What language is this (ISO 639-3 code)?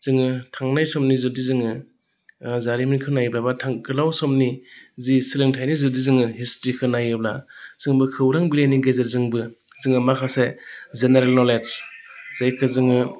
brx